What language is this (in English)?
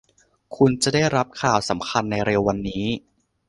Thai